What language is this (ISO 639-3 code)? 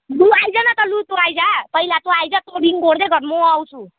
nep